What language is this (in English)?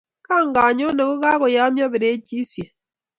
Kalenjin